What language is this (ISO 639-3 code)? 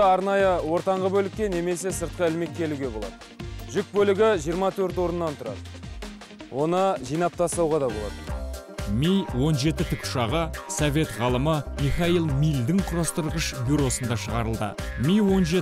tur